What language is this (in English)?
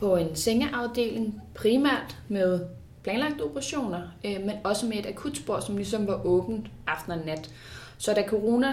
Danish